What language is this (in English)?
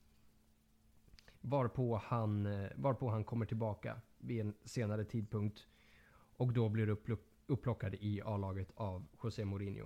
Swedish